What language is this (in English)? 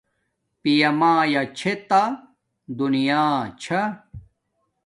Domaaki